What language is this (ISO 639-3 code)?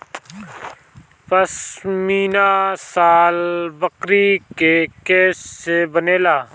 bho